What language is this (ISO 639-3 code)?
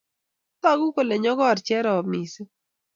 kln